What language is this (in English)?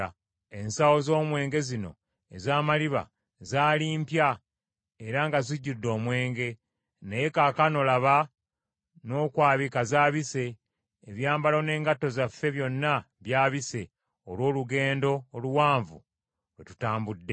Ganda